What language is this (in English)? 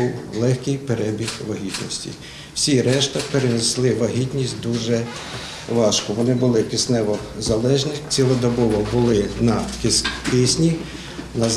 Ukrainian